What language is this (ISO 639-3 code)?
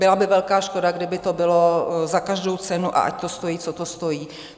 ces